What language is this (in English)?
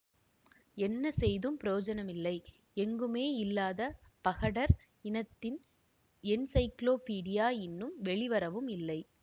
Tamil